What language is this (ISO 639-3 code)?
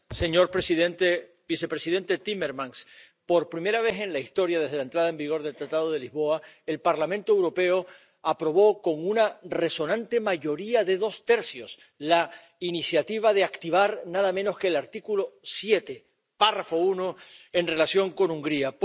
spa